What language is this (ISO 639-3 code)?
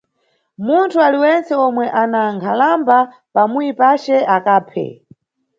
nyu